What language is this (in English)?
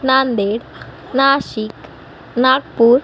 Marathi